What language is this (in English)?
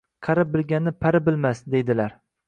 Uzbek